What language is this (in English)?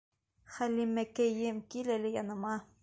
Bashkir